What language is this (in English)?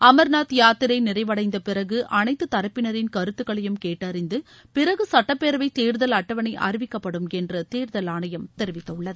Tamil